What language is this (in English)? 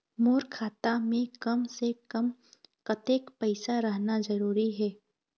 Chhattisgarhi